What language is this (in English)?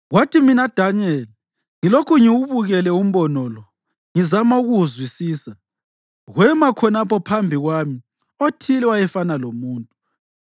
North Ndebele